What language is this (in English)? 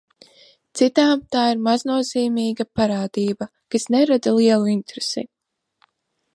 Latvian